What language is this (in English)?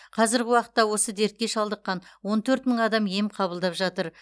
Kazakh